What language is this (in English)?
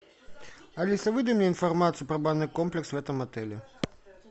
Russian